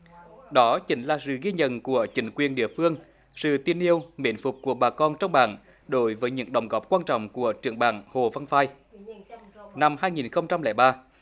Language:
Vietnamese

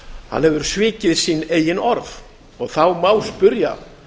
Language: Icelandic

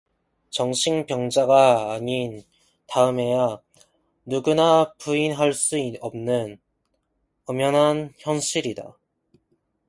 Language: Korean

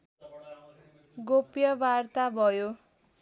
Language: Nepali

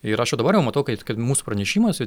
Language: Lithuanian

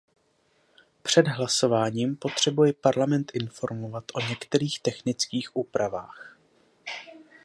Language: Czech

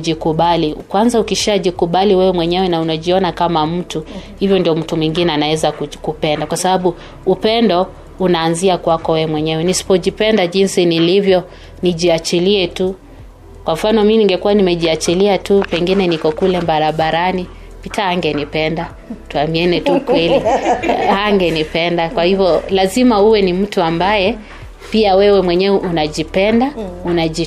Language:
Swahili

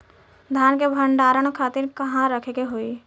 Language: Bhojpuri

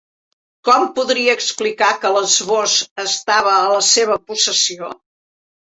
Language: Catalan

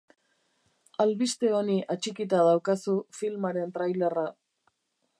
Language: Basque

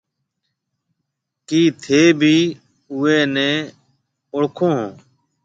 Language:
Marwari (Pakistan)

